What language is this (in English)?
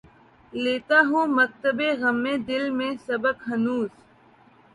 Urdu